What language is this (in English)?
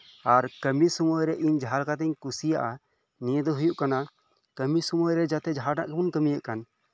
Santali